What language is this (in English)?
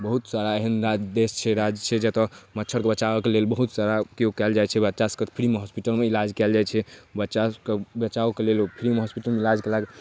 Maithili